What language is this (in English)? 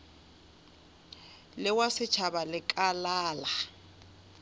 Northern Sotho